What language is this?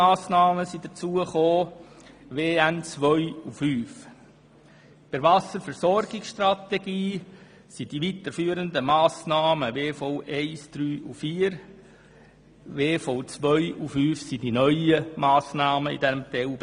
Swiss German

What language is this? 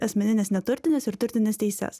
Lithuanian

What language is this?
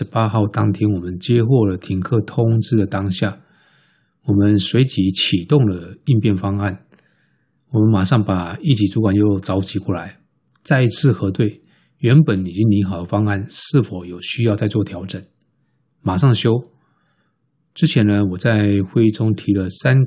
Chinese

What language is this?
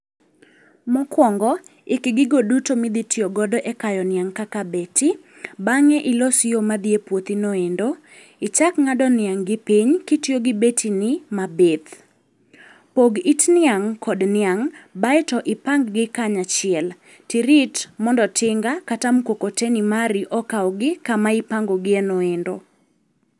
Luo (Kenya and Tanzania)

